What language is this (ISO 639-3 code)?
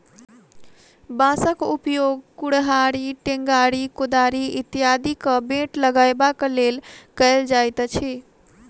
mai